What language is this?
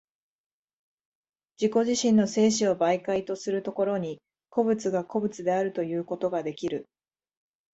Japanese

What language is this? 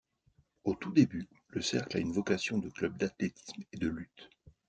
French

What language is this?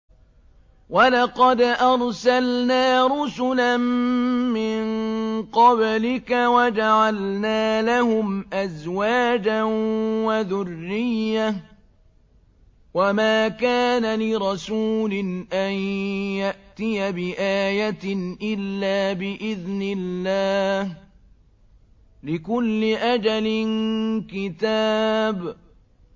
Arabic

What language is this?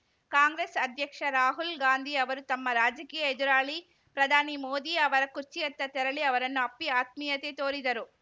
Kannada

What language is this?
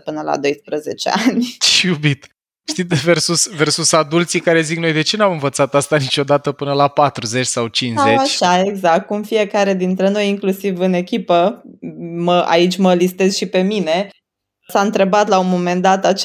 Romanian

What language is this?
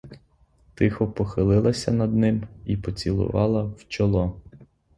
Ukrainian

